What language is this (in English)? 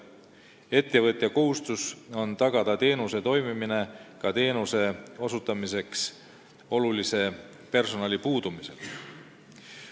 Estonian